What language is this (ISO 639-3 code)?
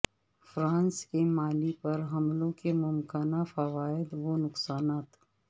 urd